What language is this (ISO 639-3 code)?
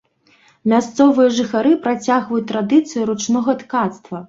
bel